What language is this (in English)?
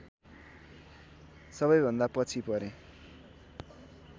Nepali